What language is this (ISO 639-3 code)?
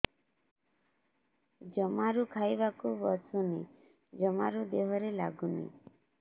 ori